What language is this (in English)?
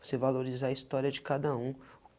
Portuguese